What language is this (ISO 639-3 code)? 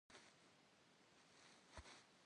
kbd